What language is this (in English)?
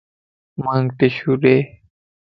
Lasi